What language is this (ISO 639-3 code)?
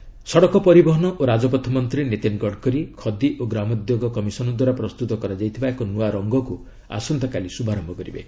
ori